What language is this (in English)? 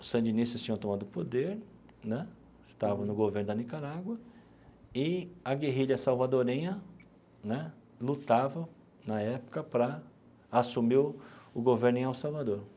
Portuguese